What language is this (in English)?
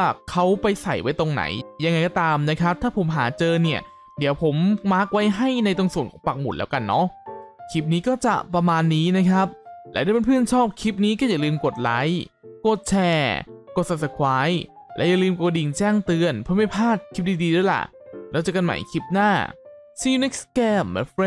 Thai